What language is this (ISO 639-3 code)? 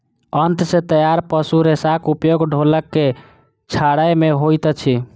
mai